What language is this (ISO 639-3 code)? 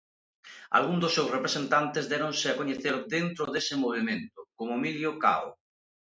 glg